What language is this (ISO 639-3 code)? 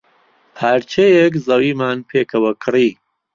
ckb